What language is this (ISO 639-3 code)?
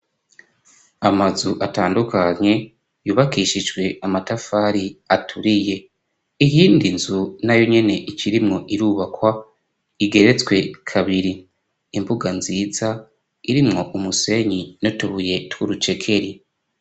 run